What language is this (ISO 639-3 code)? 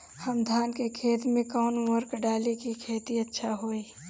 bho